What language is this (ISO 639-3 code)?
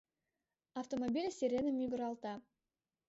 chm